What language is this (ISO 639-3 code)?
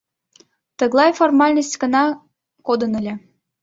chm